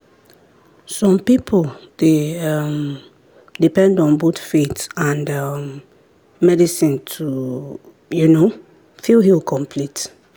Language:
Nigerian Pidgin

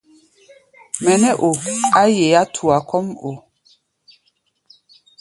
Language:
Gbaya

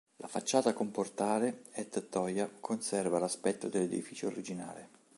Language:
Italian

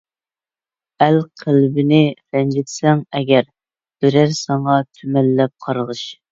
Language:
Uyghur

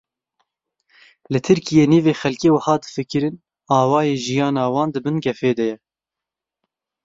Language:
Kurdish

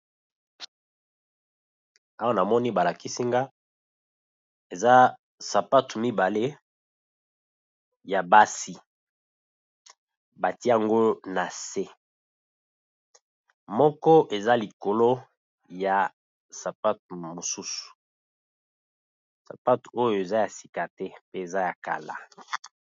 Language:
Lingala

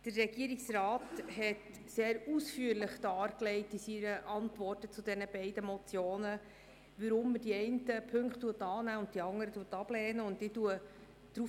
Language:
Swiss German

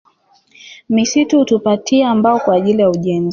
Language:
Swahili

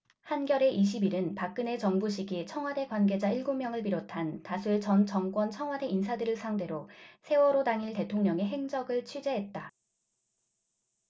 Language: Korean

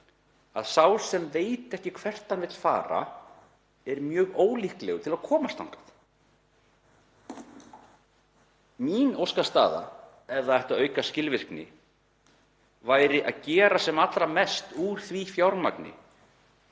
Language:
Icelandic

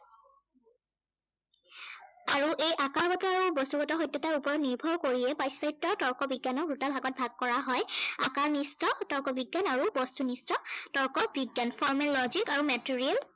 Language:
Assamese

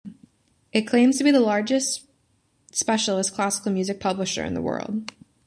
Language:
English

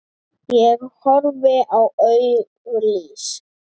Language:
Icelandic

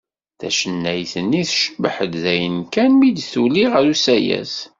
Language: Kabyle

